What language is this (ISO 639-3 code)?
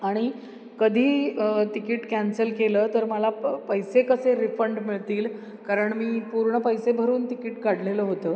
mar